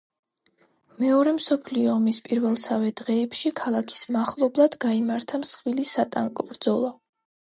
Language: Georgian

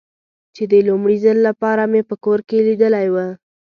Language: Pashto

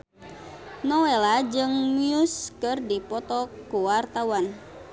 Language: Sundanese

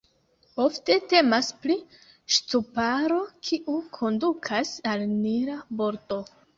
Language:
Esperanto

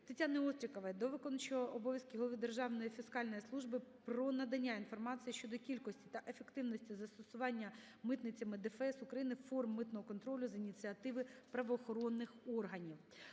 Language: Ukrainian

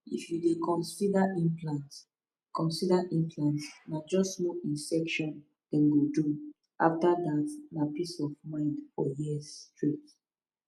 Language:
Nigerian Pidgin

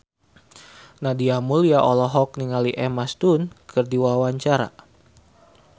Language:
Sundanese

